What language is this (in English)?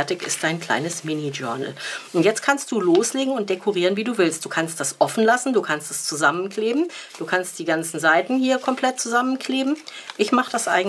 German